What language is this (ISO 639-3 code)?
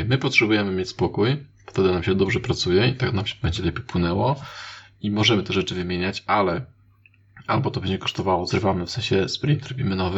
pol